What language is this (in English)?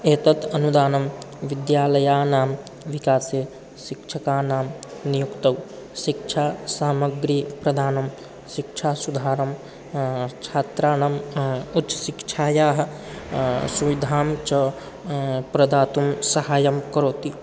Sanskrit